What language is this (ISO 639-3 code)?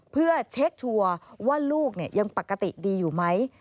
tha